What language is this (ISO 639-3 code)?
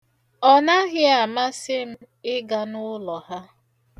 ibo